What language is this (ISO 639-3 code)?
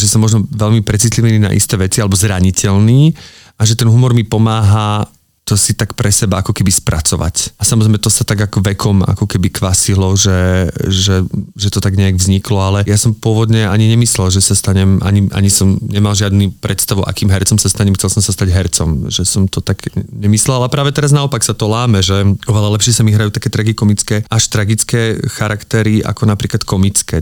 slk